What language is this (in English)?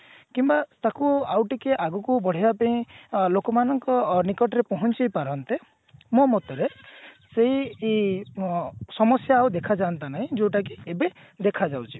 Odia